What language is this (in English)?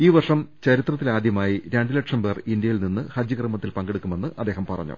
Malayalam